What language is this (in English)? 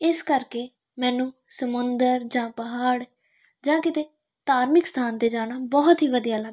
Punjabi